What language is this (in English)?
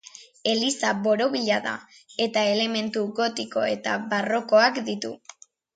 Basque